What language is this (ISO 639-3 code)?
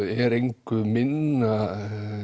isl